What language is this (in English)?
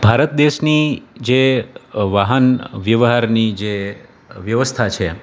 Gujarati